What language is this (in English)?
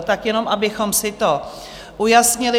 Czech